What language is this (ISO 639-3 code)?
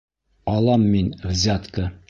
bak